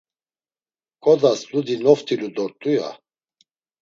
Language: Laz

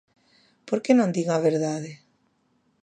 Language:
Galician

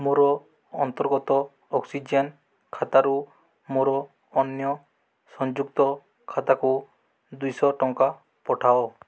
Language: Odia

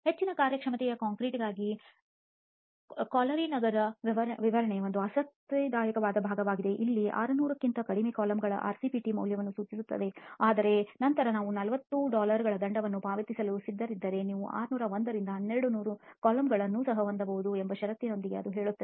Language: Kannada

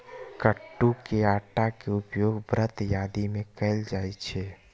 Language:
Maithili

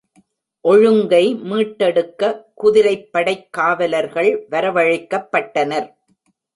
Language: Tamil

